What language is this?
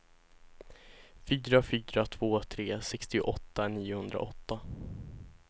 Swedish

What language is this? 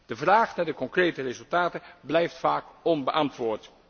Dutch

